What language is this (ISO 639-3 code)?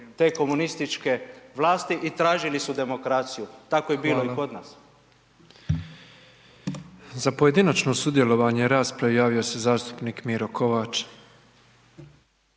hrv